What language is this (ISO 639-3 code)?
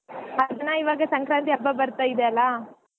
kan